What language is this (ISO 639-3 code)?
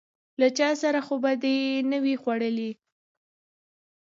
pus